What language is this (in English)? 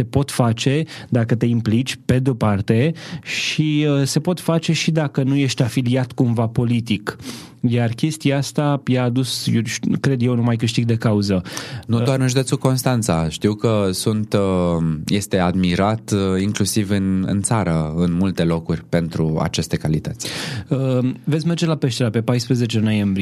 Romanian